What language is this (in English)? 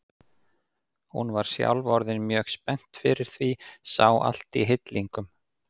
Icelandic